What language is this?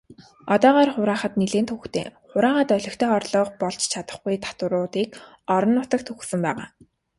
Mongolian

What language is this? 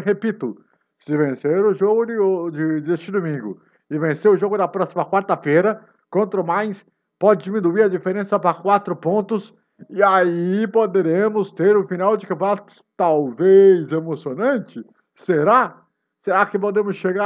Portuguese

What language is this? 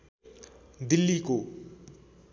Nepali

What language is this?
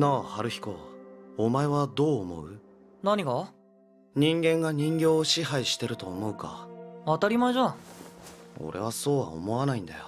Japanese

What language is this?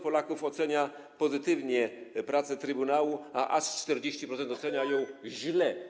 Polish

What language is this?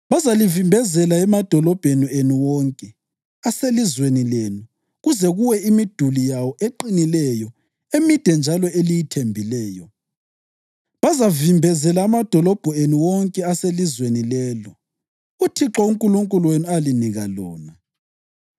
North Ndebele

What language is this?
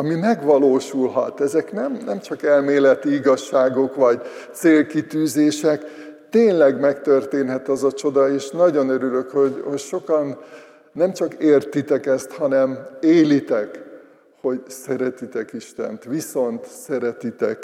Hungarian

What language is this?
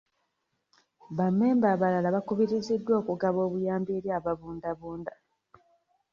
Ganda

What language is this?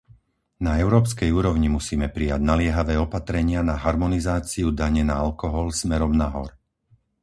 Slovak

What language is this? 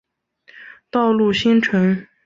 Chinese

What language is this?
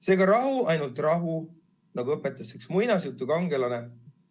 Estonian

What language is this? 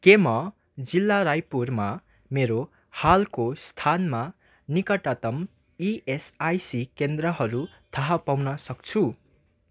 Nepali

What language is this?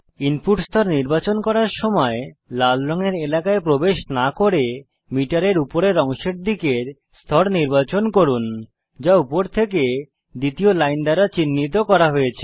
Bangla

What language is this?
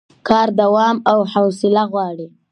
Pashto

